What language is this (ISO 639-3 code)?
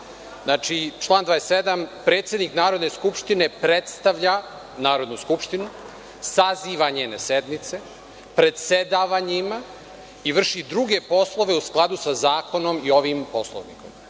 srp